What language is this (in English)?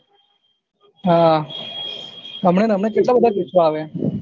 Gujarati